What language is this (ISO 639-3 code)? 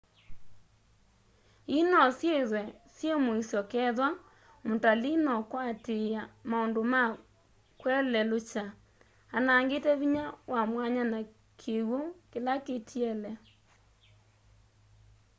kam